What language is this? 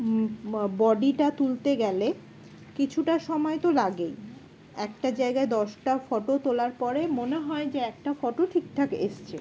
Bangla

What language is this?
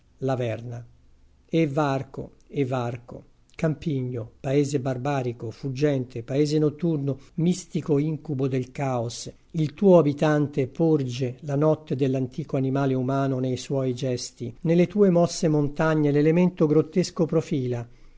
Italian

